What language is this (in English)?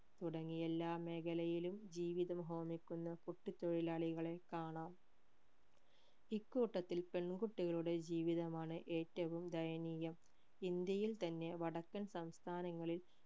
Malayalam